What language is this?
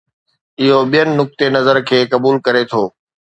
Sindhi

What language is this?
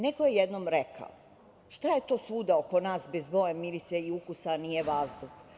Serbian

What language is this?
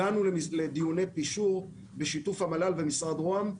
Hebrew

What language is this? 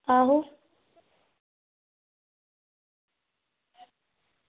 Dogri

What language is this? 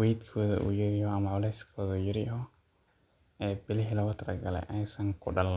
Somali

